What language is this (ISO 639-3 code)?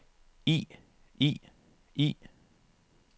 dan